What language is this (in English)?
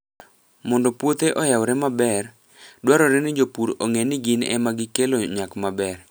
Luo (Kenya and Tanzania)